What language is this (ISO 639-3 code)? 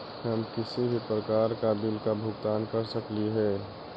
mag